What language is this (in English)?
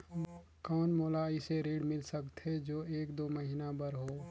Chhattisgarhi